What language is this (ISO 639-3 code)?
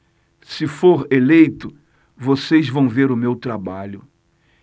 por